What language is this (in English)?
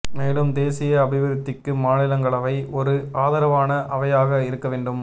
Tamil